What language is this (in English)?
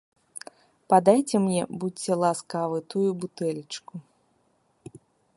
Belarusian